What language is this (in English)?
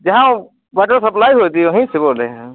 Hindi